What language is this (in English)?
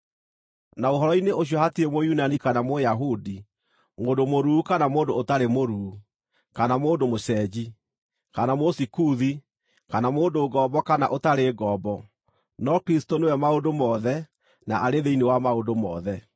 Kikuyu